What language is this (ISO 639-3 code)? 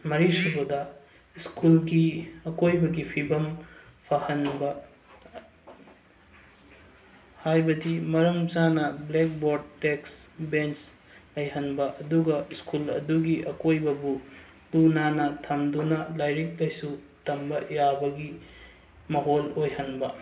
mni